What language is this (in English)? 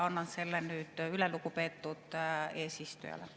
Estonian